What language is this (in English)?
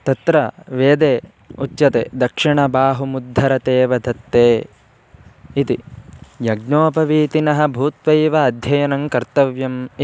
Sanskrit